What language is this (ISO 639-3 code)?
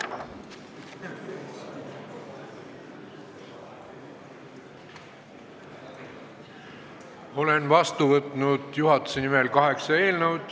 est